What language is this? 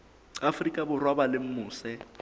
Southern Sotho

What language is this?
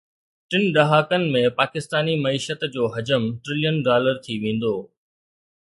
Sindhi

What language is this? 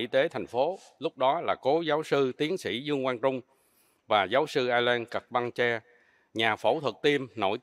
Vietnamese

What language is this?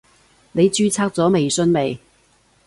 Cantonese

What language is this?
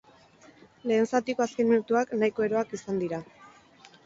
Basque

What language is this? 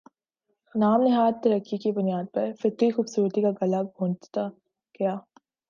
Urdu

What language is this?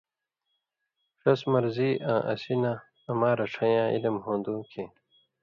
Indus Kohistani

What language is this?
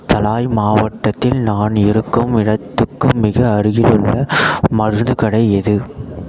Tamil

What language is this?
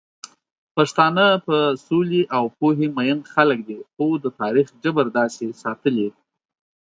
Pashto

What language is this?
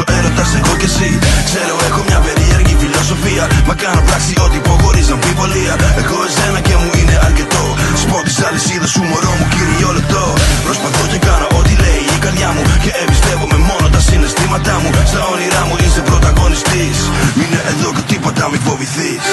Greek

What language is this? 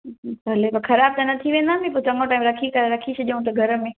Sindhi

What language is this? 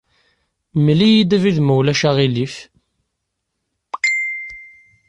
Kabyle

